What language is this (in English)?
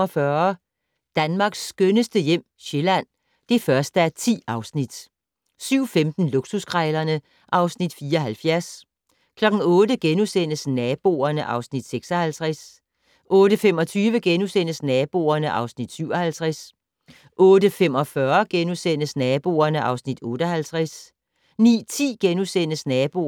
Danish